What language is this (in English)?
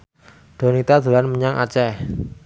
Javanese